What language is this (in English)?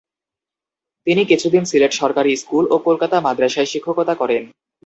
Bangla